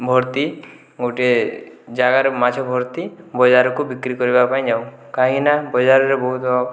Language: Odia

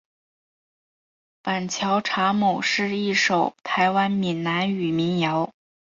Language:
Chinese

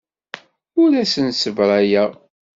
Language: Kabyle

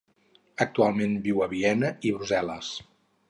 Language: Catalan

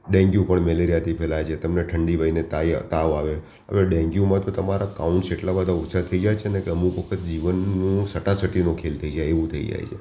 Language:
Gujarati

